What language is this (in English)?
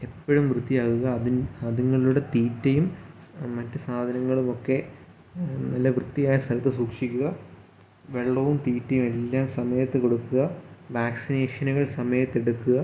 Malayalam